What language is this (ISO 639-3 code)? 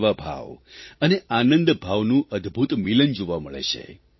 guj